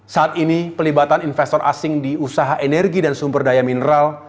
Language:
Indonesian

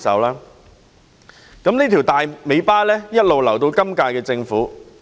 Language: Cantonese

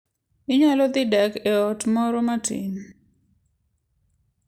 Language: Luo (Kenya and Tanzania)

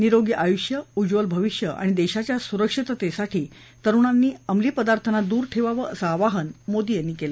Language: Marathi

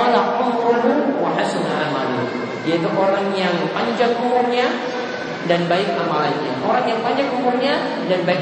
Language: Indonesian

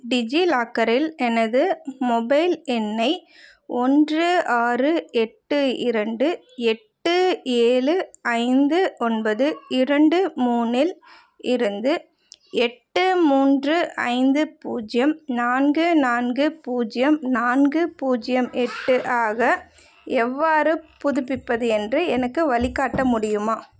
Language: Tamil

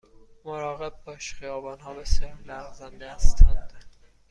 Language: Persian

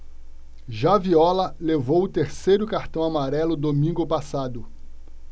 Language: Portuguese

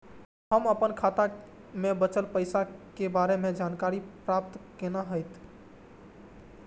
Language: Maithili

